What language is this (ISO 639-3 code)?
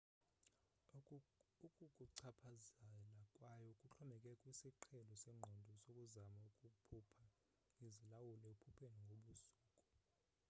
xho